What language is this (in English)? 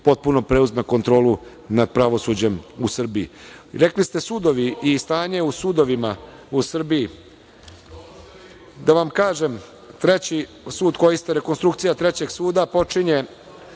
Serbian